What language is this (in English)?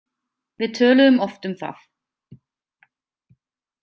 Icelandic